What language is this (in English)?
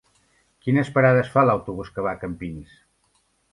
Catalan